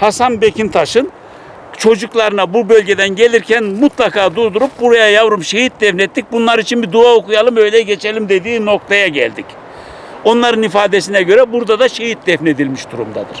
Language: Turkish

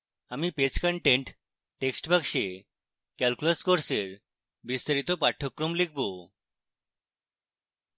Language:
Bangla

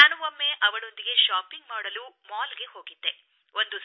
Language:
Kannada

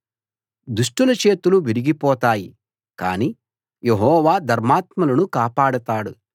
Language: Telugu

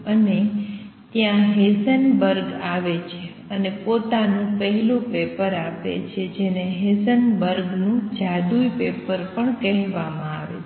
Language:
Gujarati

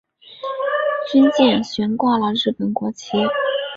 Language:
Chinese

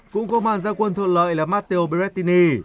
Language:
Vietnamese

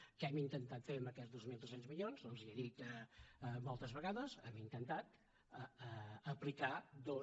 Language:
Catalan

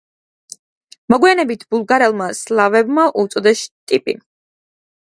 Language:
Georgian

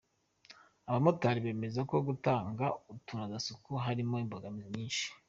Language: Kinyarwanda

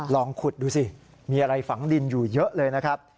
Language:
Thai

